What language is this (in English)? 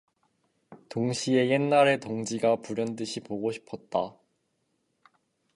Korean